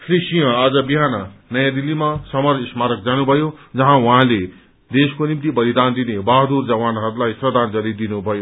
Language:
Nepali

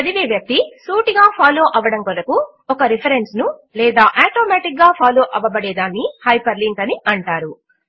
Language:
Telugu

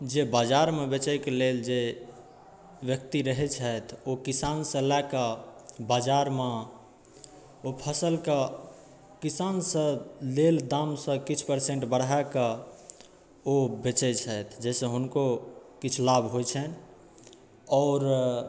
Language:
Maithili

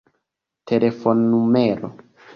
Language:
Esperanto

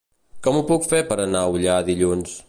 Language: Catalan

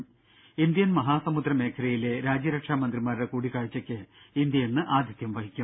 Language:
Malayalam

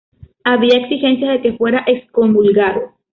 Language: Spanish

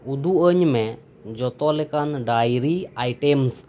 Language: Santali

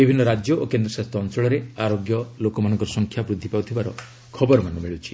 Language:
Odia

